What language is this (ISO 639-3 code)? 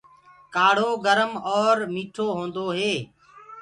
ggg